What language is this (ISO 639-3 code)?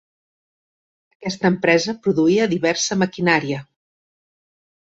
cat